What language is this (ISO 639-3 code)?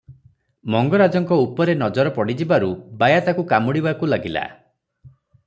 ori